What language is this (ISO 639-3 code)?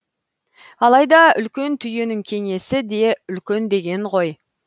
kaz